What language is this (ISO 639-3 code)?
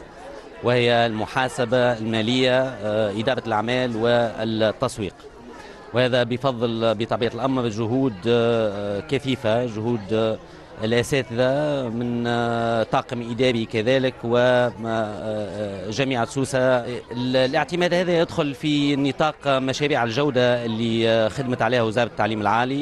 ara